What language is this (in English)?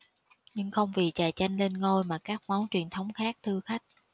Vietnamese